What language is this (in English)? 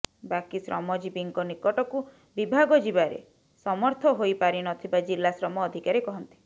Odia